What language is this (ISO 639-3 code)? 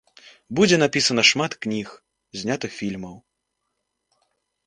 bel